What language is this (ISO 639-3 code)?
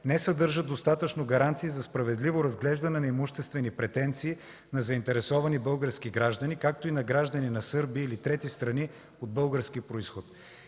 bul